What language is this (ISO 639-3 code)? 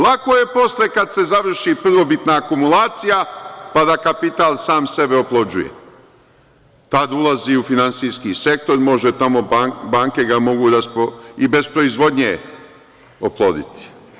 srp